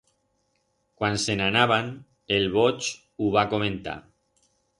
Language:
Aragonese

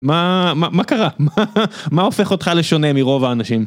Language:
Hebrew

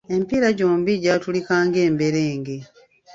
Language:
Ganda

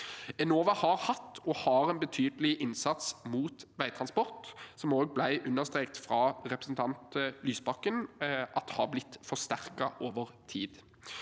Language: Norwegian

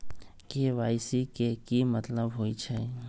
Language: Magahi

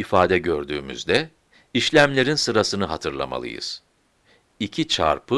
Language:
Turkish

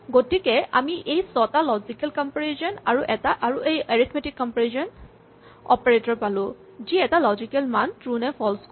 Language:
Assamese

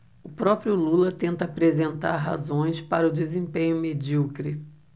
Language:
Portuguese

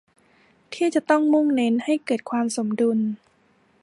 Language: Thai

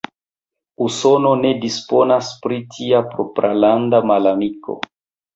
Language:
Esperanto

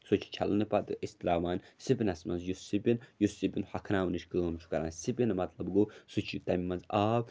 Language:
Kashmiri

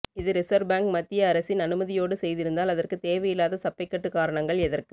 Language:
Tamil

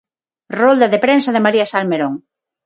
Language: Galician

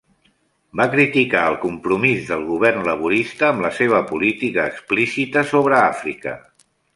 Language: Catalan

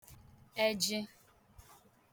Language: Igbo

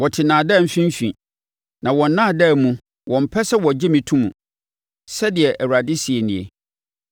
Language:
Akan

